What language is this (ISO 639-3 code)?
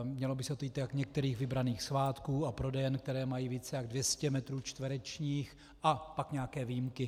ces